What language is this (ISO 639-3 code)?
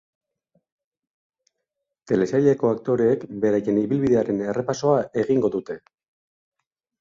eus